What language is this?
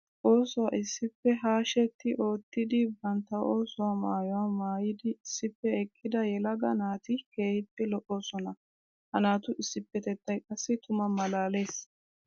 Wolaytta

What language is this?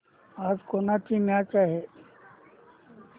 Marathi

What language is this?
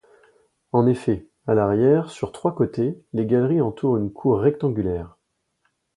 French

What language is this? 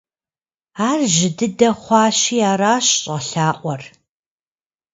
Kabardian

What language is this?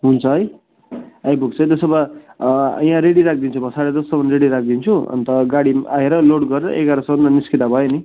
Nepali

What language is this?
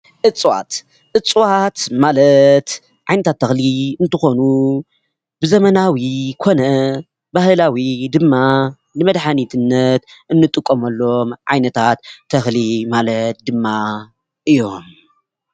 Tigrinya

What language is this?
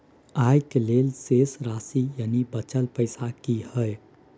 Maithili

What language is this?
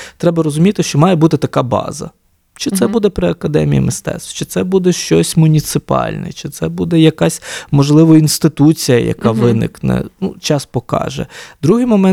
Ukrainian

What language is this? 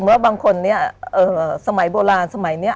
Thai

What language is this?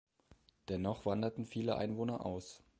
German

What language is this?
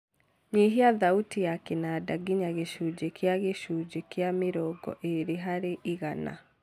Kikuyu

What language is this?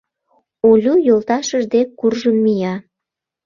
Mari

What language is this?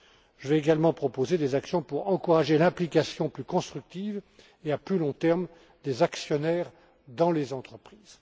French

